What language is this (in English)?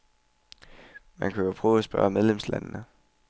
Danish